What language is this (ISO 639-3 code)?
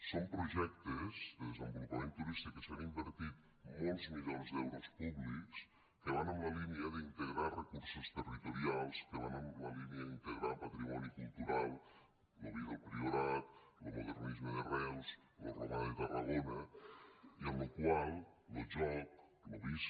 cat